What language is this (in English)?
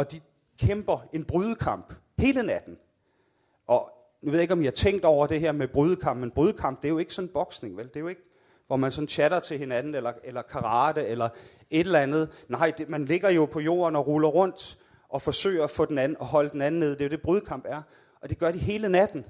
Danish